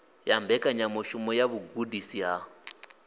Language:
Venda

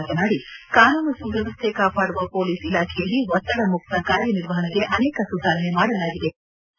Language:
Kannada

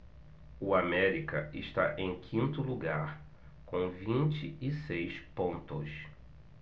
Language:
Portuguese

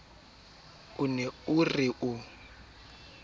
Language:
Southern Sotho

